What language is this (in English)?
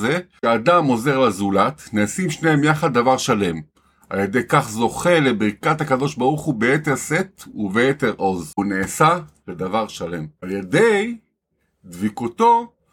Hebrew